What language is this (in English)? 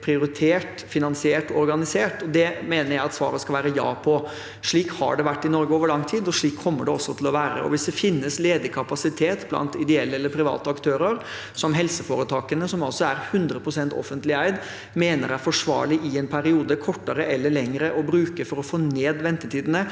Norwegian